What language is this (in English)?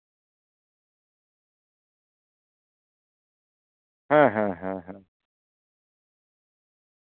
Santali